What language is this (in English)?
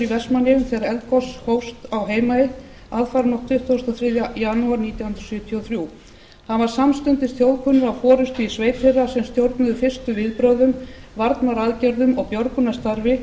Icelandic